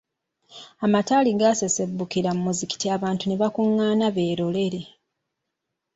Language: Ganda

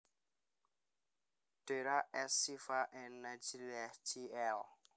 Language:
Javanese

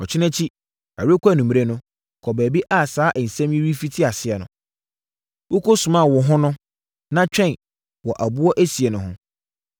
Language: Akan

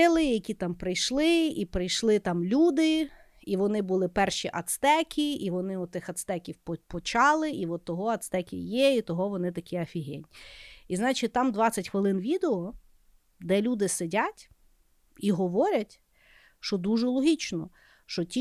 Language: Ukrainian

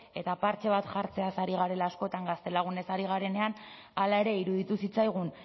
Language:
Basque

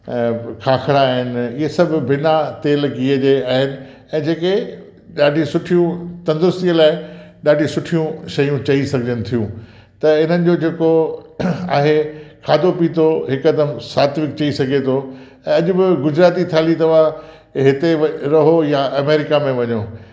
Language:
Sindhi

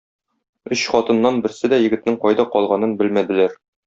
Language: Tatar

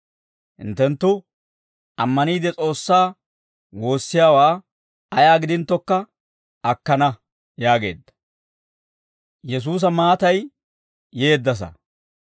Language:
Dawro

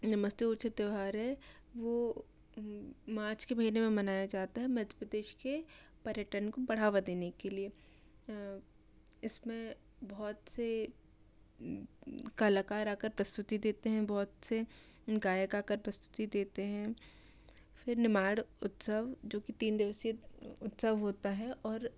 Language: Hindi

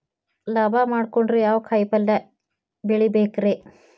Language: Kannada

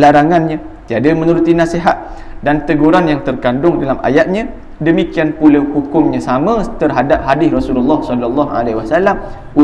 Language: Malay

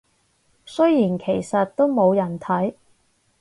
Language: Cantonese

